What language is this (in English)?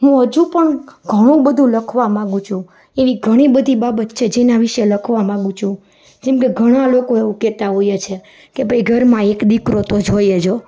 Gujarati